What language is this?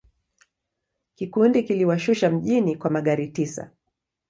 Swahili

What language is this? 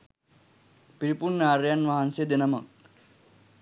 Sinhala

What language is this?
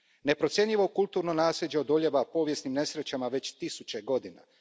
Croatian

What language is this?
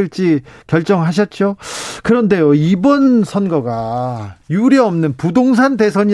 Korean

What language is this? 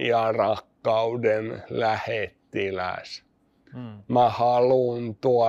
Finnish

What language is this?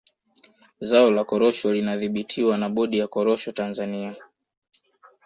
Swahili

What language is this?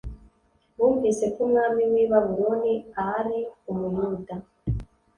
Kinyarwanda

